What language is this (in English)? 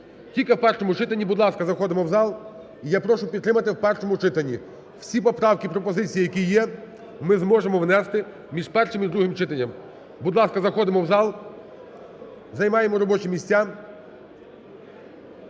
Ukrainian